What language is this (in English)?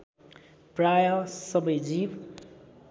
Nepali